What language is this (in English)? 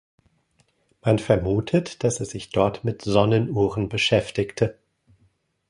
German